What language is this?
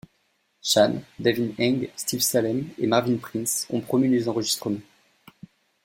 French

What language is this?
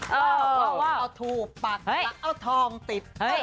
Thai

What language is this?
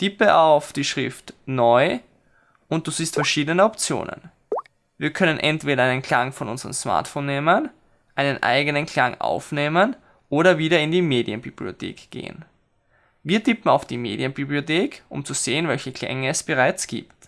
German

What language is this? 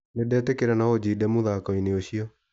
Kikuyu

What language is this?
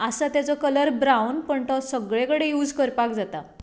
Konkani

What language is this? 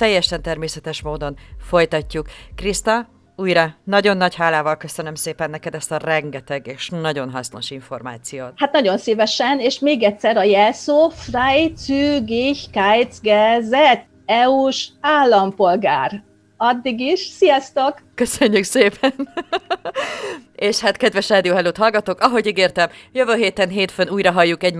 Hungarian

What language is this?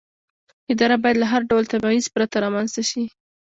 Pashto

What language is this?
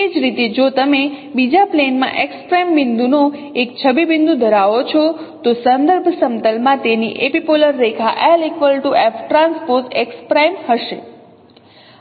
Gujarati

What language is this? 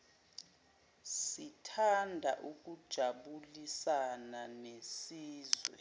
Zulu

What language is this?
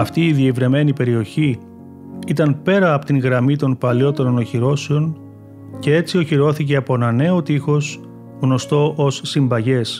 Greek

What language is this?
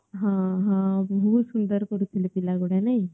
Odia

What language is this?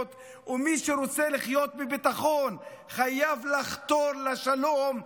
Hebrew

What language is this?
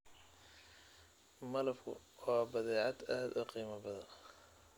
Somali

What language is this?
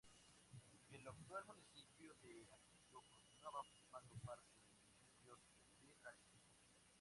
Spanish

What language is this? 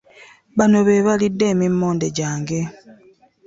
Ganda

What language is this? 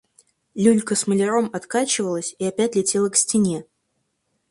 Russian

